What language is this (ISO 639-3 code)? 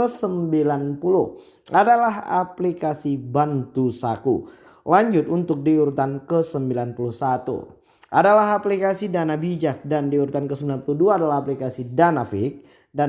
ind